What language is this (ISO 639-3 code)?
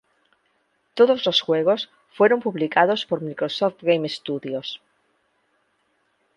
spa